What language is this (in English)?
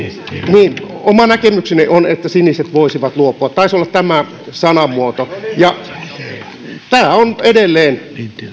Finnish